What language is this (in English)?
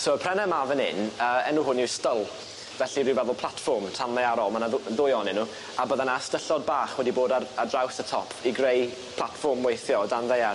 Welsh